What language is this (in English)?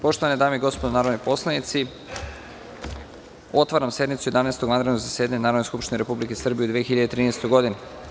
Serbian